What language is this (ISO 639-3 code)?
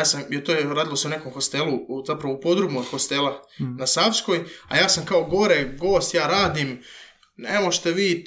hrv